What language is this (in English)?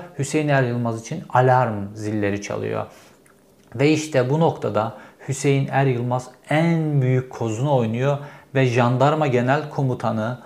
Turkish